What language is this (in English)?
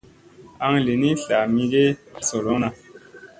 Musey